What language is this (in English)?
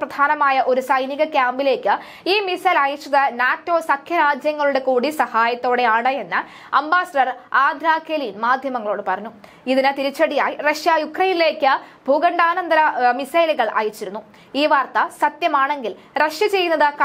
Malayalam